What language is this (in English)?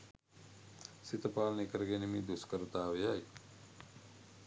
Sinhala